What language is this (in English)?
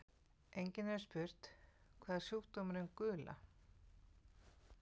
Icelandic